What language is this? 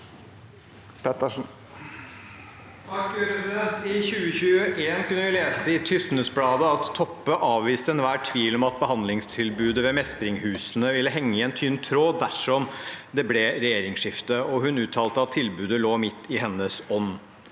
Norwegian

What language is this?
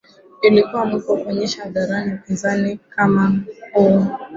Swahili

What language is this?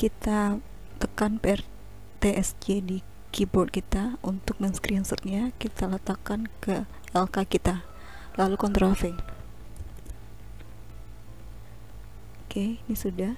Indonesian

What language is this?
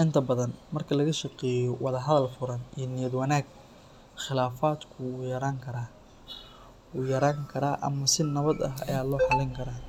Somali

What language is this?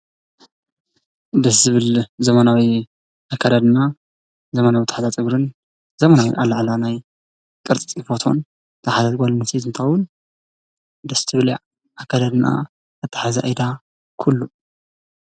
Tigrinya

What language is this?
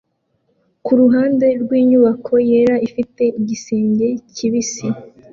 Kinyarwanda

